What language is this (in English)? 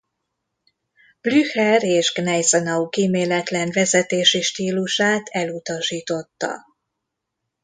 Hungarian